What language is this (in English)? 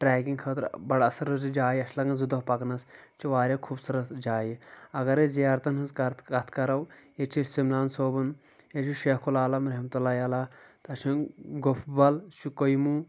Kashmiri